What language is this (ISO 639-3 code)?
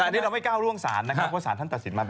tha